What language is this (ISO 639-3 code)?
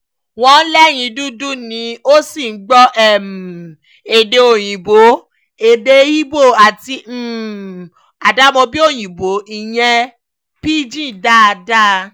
yor